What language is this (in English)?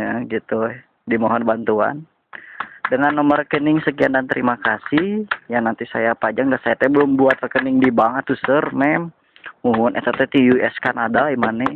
Indonesian